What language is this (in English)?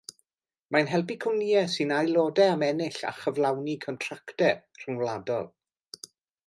Welsh